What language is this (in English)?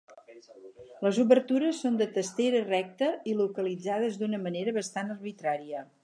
Catalan